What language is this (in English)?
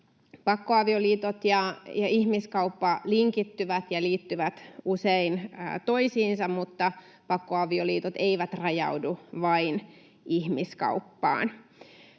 Finnish